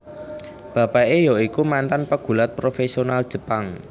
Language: Javanese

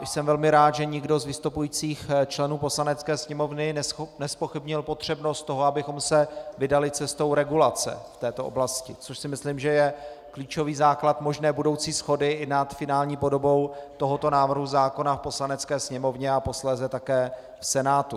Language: Czech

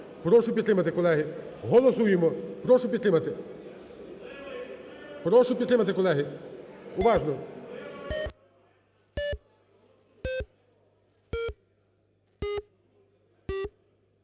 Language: Ukrainian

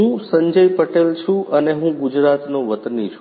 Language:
Gujarati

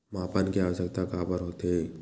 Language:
Chhattisgarhi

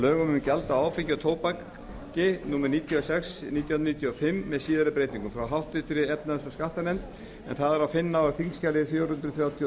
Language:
Icelandic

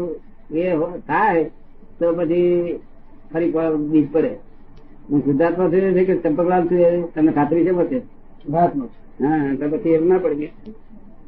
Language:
Gujarati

